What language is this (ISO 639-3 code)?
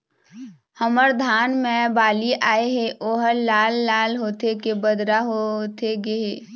hne